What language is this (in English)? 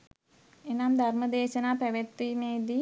Sinhala